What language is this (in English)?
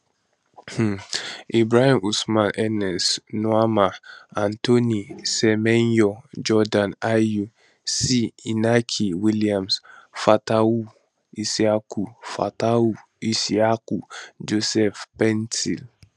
Nigerian Pidgin